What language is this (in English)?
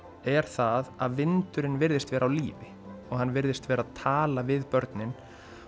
Icelandic